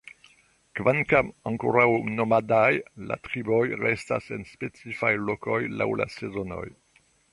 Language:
Esperanto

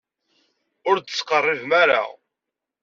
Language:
Kabyle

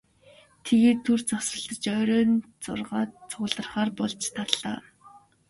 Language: Mongolian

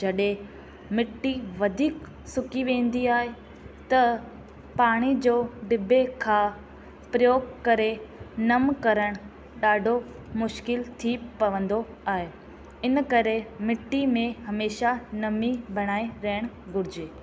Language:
Sindhi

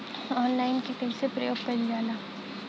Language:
Bhojpuri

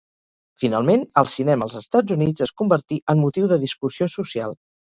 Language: Catalan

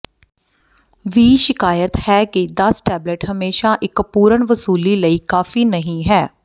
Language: Punjabi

